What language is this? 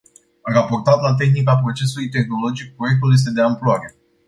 Romanian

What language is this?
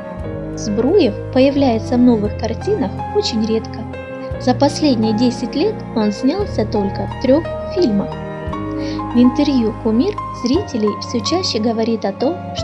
Russian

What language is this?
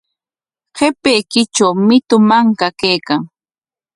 Corongo Ancash Quechua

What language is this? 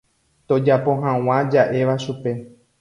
Guarani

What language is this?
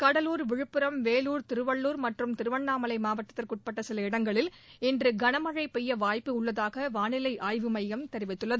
Tamil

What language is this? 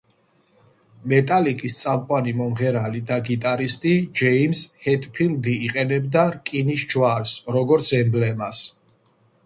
Georgian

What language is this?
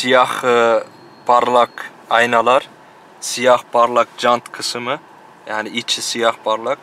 Turkish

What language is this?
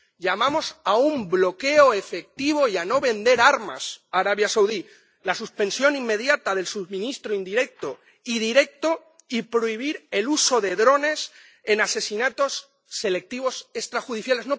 Spanish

